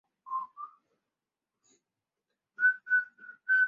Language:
Chinese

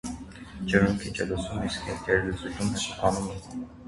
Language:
Armenian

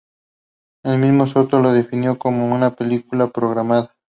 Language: Spanish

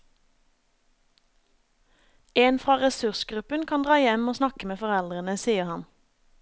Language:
Norwegian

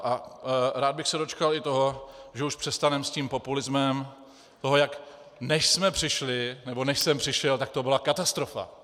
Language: Czech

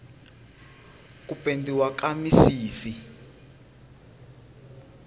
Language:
Tsonga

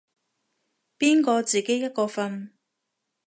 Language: Cantonese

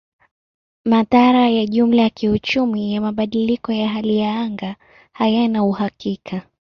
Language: Swahili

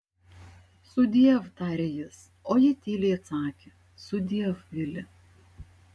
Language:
Lithuanian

